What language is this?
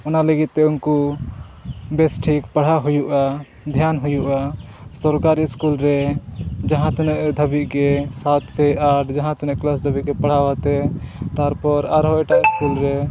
Santali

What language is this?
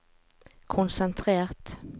Norwegian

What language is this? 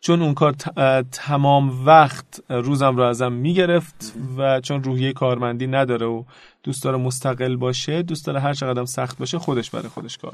Persian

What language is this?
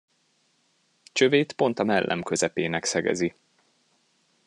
Hungarian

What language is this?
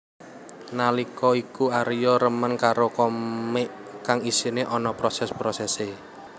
Javanese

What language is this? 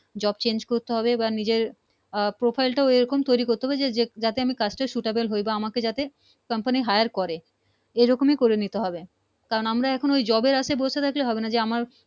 Bangla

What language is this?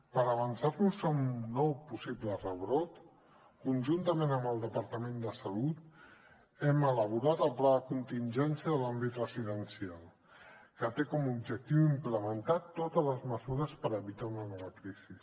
Catalan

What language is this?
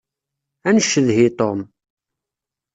Kabyle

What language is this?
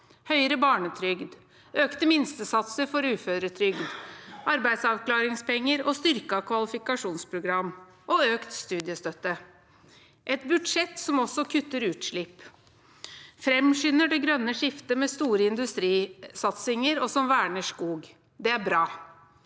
Norwegian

